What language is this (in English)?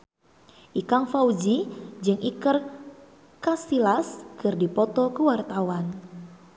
Sundanese